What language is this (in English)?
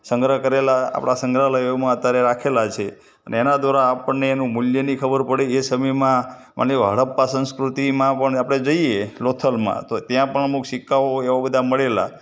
Gujarati